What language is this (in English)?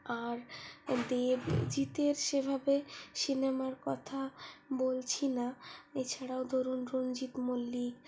Bangla